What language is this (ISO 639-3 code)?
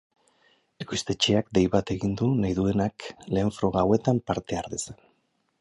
eus